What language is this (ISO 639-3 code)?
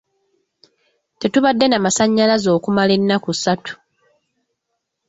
lug